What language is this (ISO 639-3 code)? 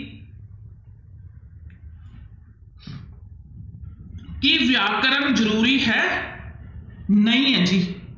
pan